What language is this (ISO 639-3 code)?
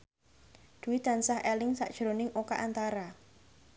jav